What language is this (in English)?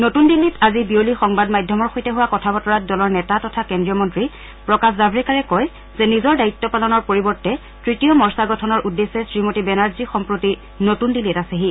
Assamese